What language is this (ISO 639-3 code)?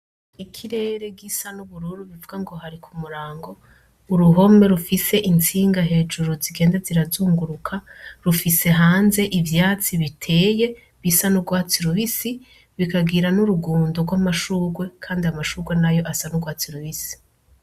run